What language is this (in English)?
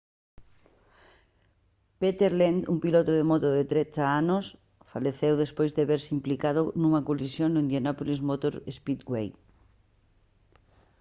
Galician